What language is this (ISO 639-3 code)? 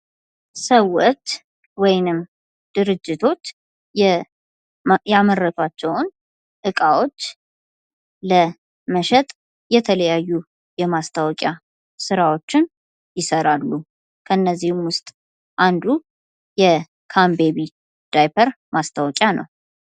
amh